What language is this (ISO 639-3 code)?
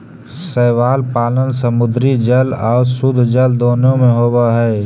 mag